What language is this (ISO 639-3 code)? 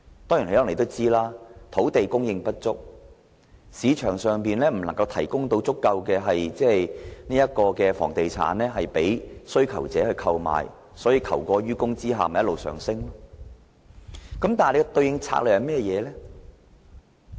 yue